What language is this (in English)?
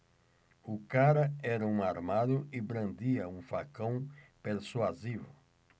Portuguese